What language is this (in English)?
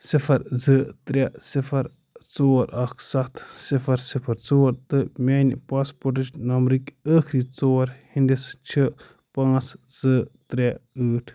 Kashmiri